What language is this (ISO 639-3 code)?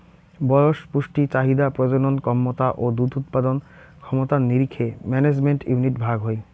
ben